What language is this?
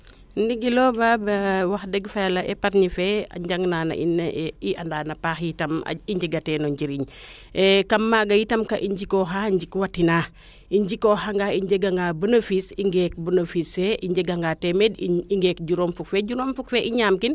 Serer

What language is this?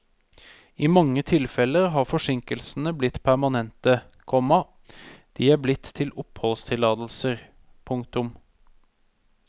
Norwegian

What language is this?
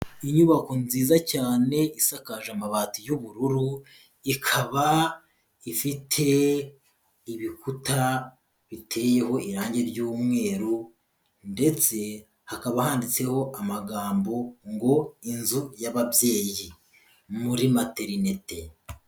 Kinyarwanda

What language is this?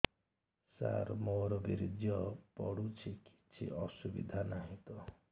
Odia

